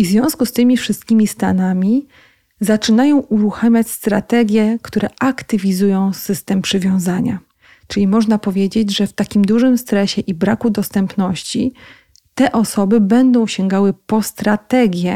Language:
Polish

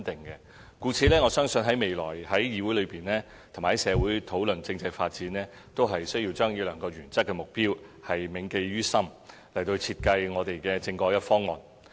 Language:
Cantonese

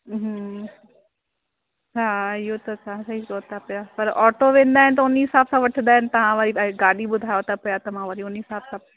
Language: Sindhi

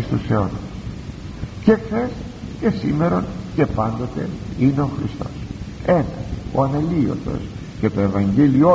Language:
Greek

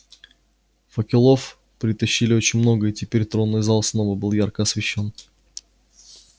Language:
Russian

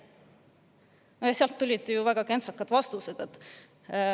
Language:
Estonian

